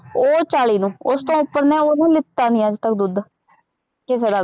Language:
Punjabi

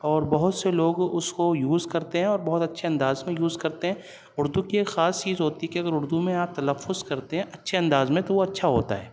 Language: Urdu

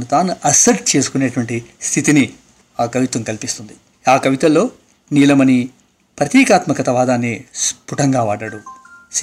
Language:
Telugu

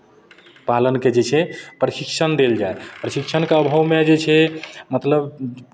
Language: Maithili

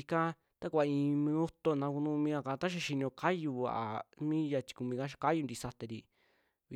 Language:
Western Juxtlahuaca Mixtec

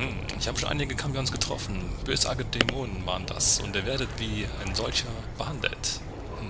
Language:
German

